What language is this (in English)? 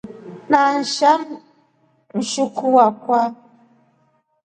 Rombo